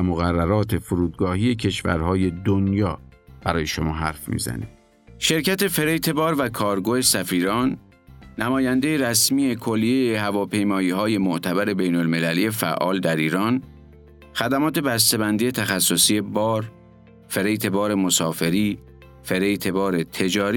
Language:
Persian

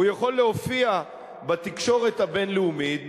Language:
Hebrew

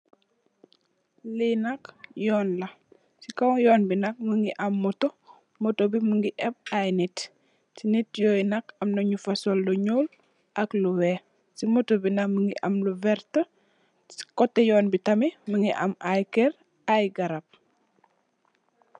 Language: Wolof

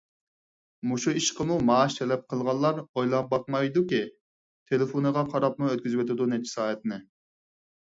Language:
Uyghur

